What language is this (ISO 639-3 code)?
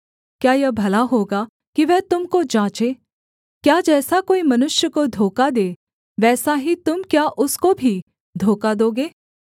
hin